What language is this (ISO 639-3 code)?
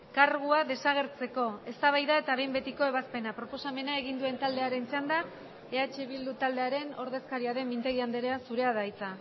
eus